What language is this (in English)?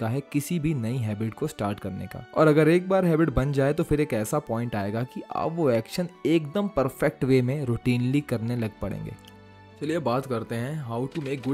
Hindi